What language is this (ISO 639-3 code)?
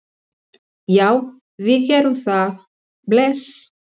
isl